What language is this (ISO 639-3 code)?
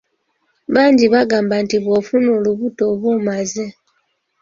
lug